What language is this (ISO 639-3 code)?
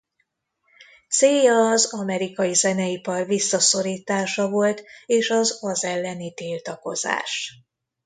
hun